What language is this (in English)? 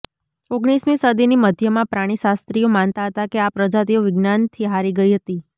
Gujarati